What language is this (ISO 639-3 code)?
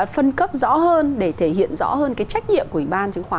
vie